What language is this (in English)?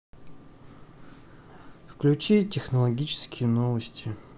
Russian